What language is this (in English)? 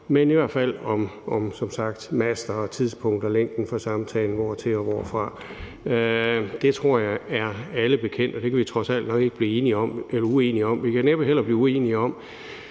Danish